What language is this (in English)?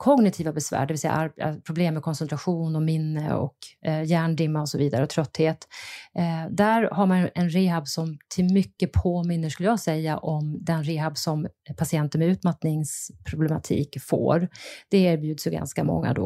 Swedish